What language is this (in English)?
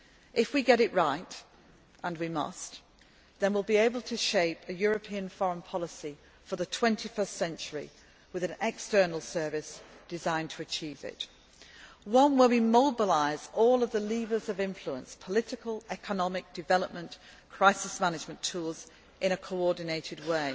English